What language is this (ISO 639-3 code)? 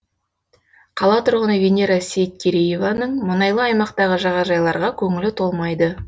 kaz